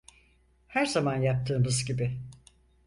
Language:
Turkish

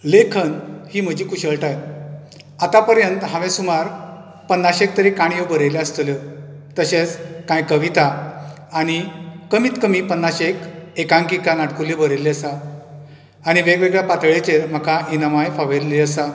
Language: Konkani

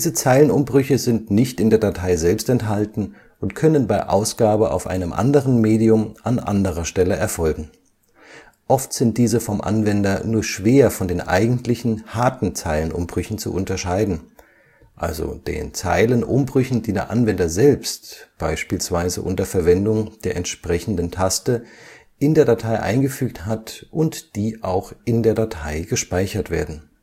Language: German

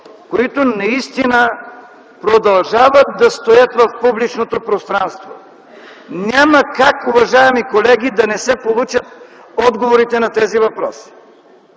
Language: Bulgarian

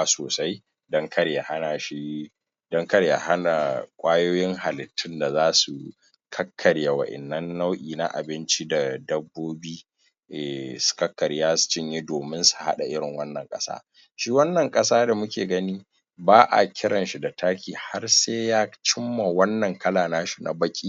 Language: Hausa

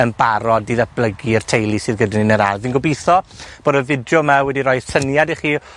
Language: Welsh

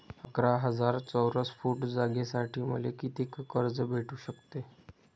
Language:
Marathi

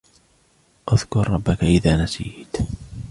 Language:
Arabic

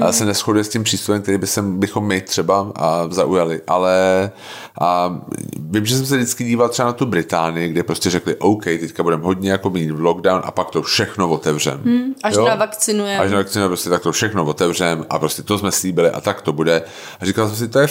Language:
Czech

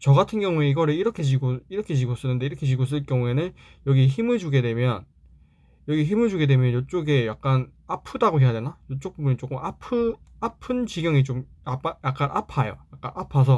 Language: Korean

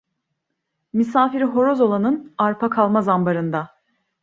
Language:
Turkish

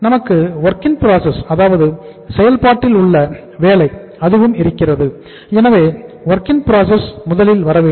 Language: Tamil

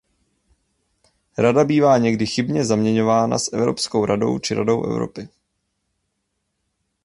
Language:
Czech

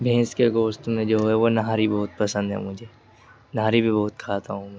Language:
Urdu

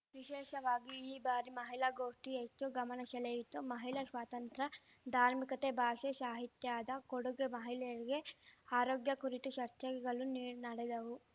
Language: Kannada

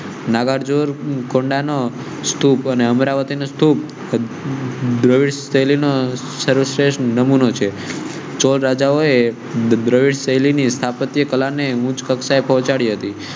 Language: Gujarati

